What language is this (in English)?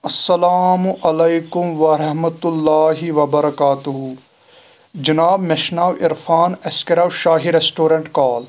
Kashmiri